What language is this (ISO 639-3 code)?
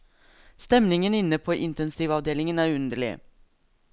nor